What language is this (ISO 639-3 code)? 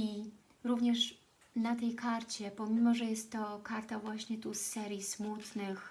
pol